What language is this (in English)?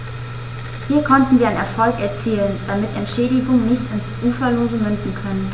German